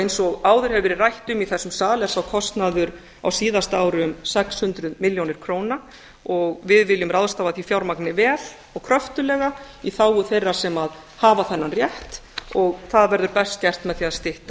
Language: Icelandic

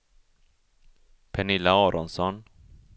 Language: Swedish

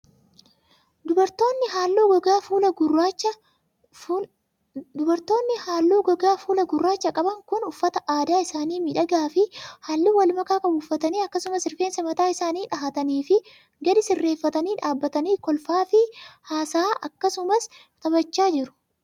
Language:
Oromo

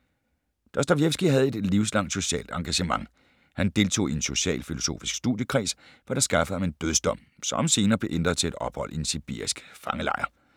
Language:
Danish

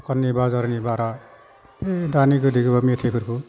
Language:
Bodo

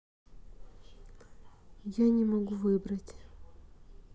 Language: Russian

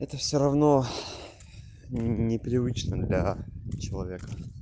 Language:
Russian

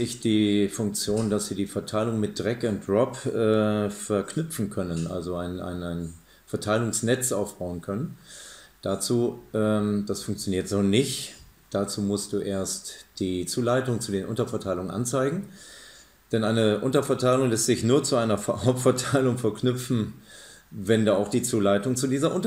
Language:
German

